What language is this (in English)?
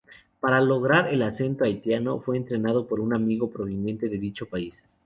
Spanish